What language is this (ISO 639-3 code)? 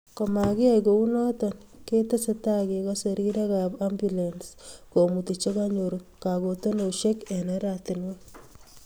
kln